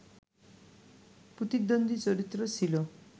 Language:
Bangla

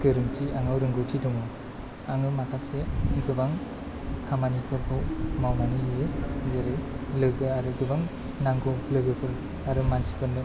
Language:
Bodo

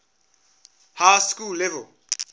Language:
English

